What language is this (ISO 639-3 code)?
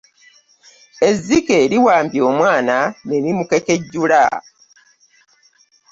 lug